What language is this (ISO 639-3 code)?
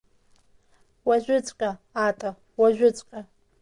abk